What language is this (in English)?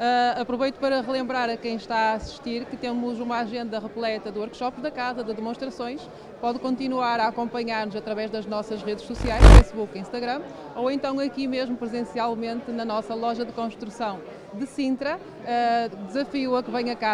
Portuguese